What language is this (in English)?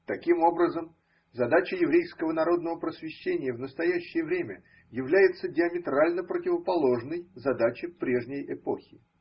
Russian